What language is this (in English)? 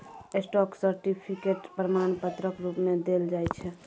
Maithili